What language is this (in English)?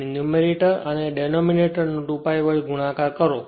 Gujarati